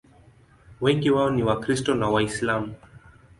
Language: Swahili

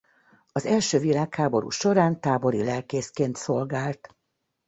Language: Hungarian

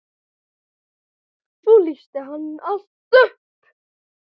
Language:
Icelandic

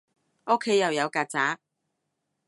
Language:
Cantonese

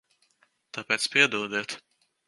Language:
Latvian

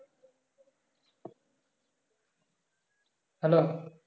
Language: Bangla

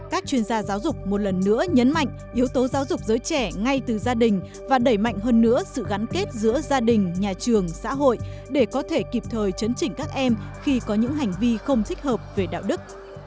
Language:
Vietnamese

